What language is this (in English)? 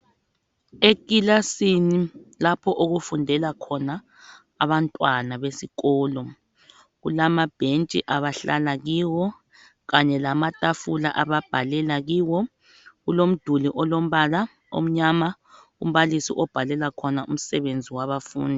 North Ndebele